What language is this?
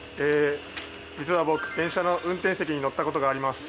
Japanese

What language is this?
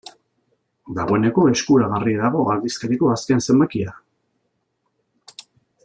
Basque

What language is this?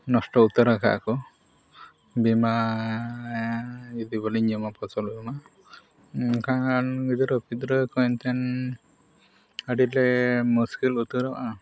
Santali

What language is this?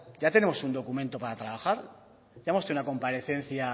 Spanish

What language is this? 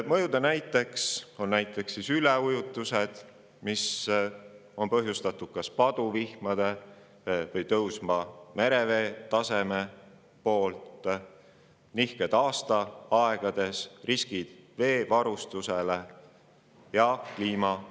Estonian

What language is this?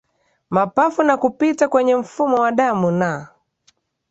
Swahili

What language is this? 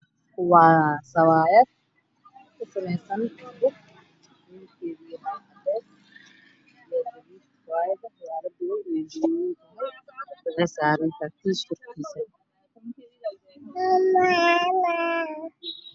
Somali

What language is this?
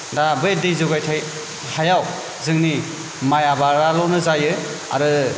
Bodo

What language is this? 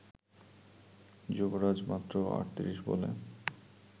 Bangla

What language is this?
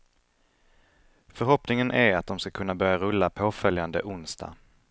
Swedish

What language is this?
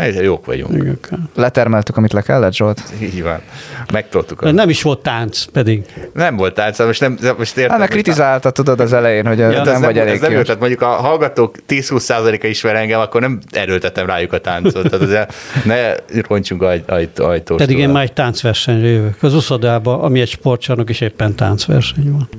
Hungarian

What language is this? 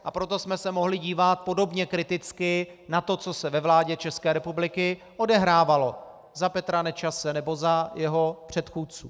Czech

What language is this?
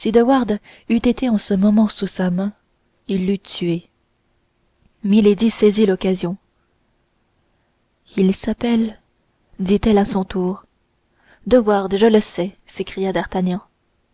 French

